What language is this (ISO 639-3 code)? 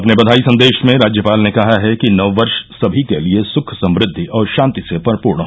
hin